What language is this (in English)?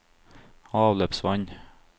Norwegian